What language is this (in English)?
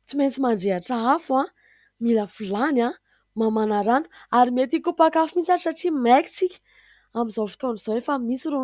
Malagasy